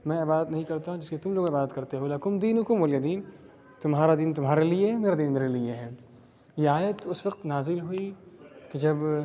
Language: Urdu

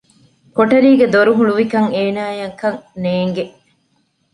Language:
Divehi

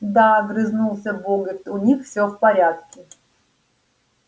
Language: Russian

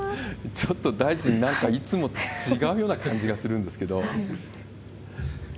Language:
Japanese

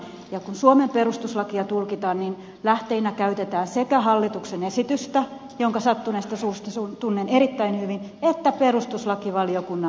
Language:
Finnish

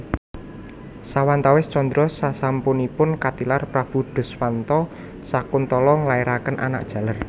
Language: Javanese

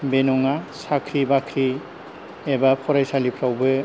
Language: Bodo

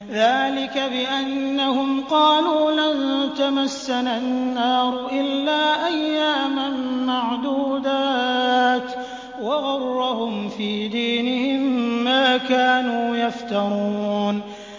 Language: Arabic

